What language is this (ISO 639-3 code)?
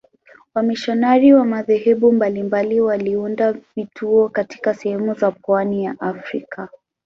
swa